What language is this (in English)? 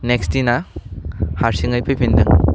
Bodo